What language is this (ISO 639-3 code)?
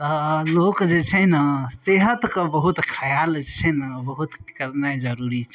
mai